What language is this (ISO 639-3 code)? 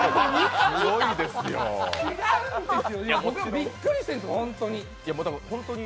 jpn